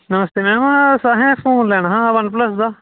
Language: Dogri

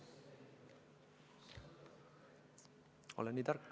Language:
Estonian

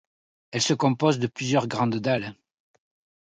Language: French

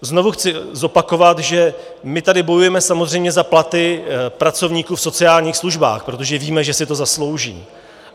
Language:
Czech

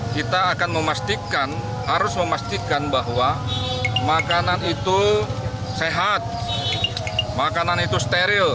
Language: Indonesian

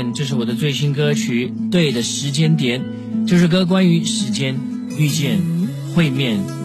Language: Chinese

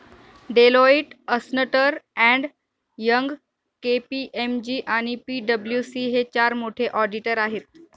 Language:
Marathi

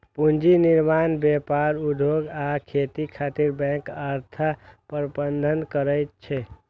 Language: Maithili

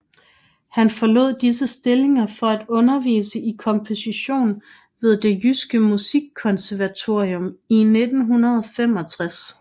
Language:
Danish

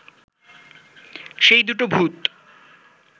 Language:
Bangla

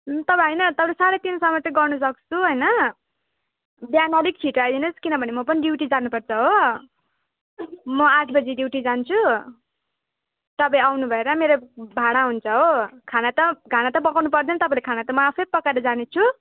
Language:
Nepali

